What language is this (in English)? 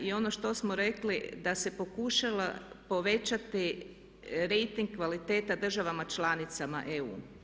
Croatian